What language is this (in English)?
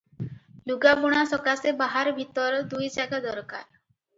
Odia